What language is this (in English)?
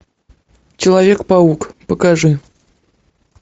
Russian